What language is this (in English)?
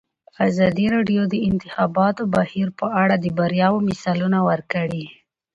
Pashto